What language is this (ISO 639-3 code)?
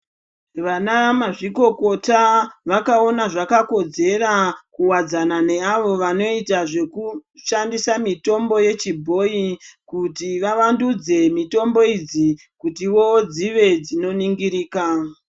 ndc